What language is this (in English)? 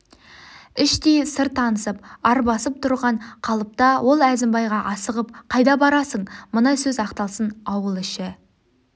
Kazakh